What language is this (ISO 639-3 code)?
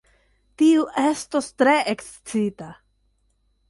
epo